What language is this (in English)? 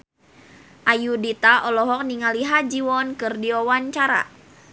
Sundanese